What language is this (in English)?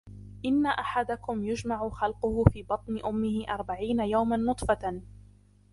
Arabic